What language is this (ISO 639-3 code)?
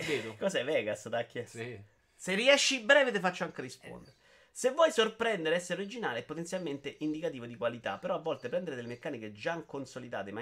ita